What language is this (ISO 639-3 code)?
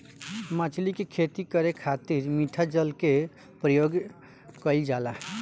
bho